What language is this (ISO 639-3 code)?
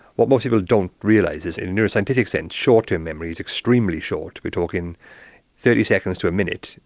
eng